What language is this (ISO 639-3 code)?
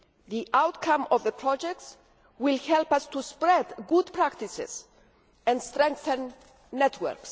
eng